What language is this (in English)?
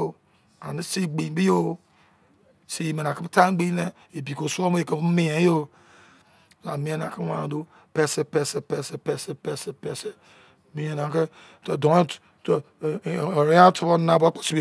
Izon